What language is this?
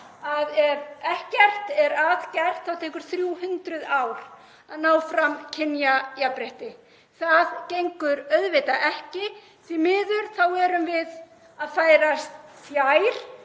Icelandic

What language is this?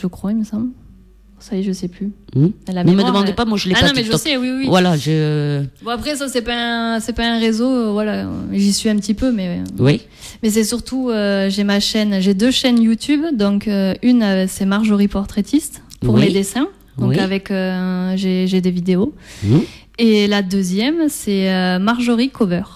French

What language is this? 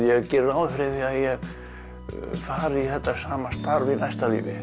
Icelandic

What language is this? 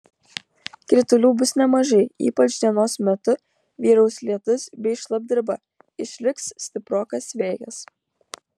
Lithuanian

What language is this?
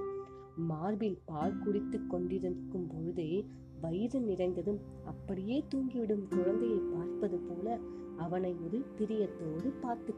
Tamil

